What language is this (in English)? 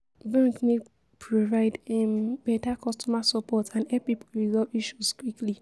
Nigerian Pidgin